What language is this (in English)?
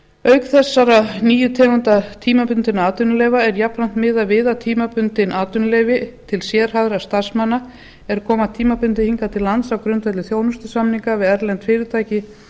Icelandic